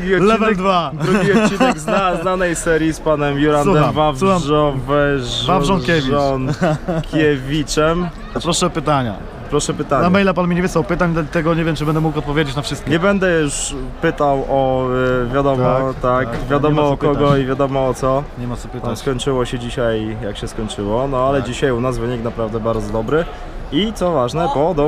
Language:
Polish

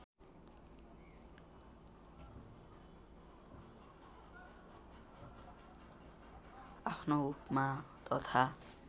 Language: Nepali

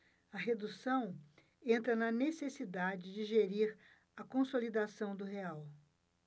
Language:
Portuguese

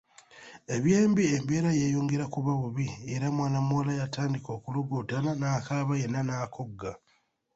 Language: Ganda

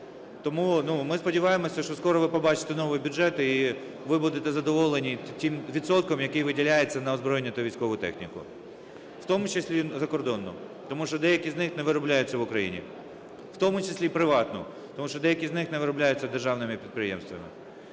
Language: Ukrainian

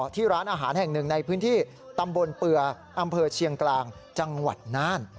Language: Thai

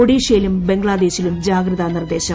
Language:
Malayalam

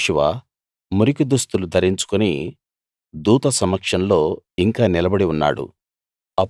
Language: Telugu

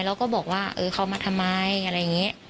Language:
Thai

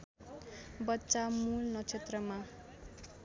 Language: Nepali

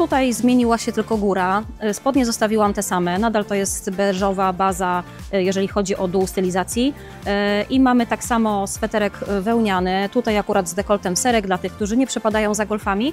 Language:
Polish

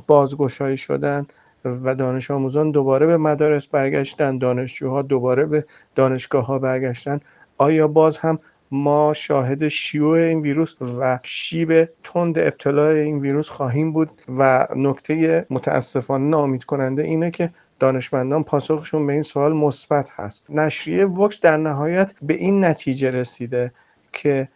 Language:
Persian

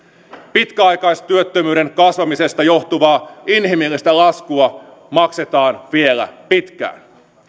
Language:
Finnish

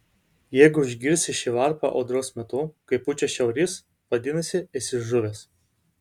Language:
Lithuanian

